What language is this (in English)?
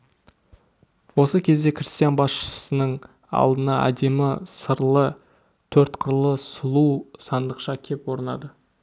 Kazakh